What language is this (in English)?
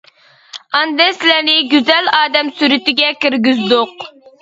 Uyghur